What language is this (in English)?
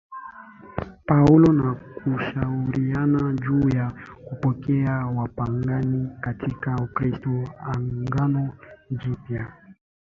Swahili